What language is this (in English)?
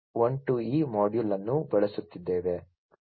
Kannada